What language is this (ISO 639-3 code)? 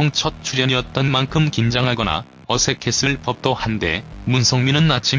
kor